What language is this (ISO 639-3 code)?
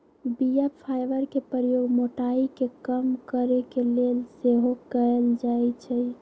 mag